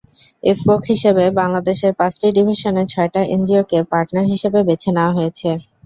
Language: Bangla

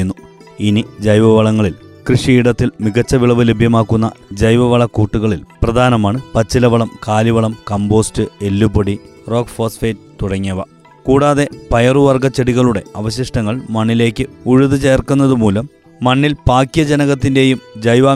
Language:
Malayalam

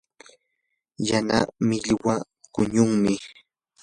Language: Yanahuanca Pasco Quechua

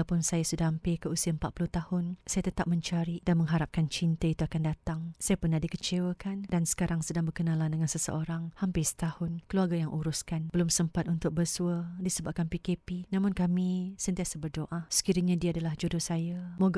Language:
Malay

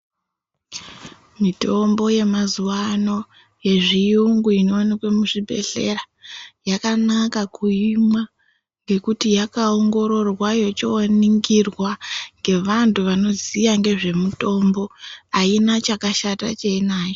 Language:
Ndau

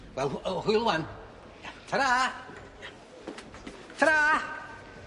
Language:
Welsh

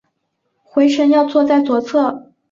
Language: Chinese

